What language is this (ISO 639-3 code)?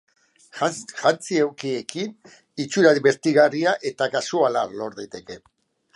eus